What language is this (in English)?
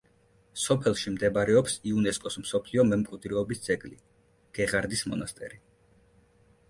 Georgian